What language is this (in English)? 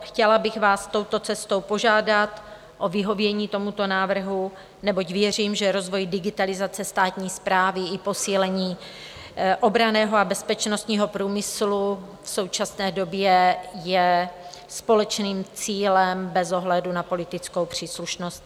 Czech